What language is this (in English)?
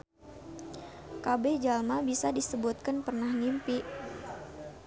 Sundanese